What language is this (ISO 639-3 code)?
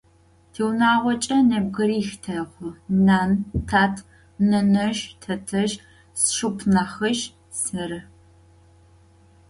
ady